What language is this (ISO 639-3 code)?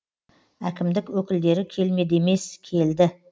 kaz